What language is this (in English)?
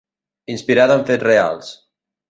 Catalan